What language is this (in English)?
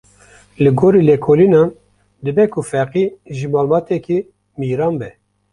Kurdish